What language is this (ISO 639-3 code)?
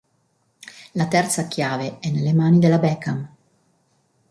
ita